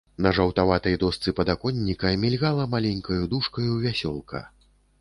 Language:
Belarusian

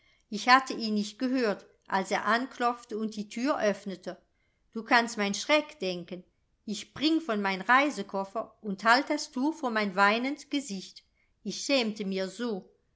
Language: German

